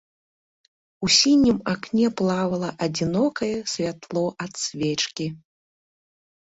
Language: Belarusian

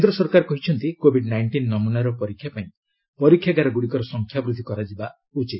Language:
Odia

